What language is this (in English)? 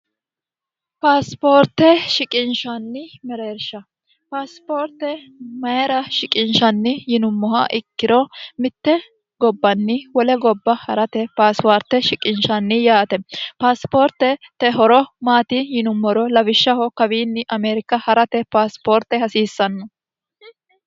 Sidamo